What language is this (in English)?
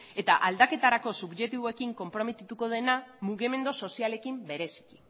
Basque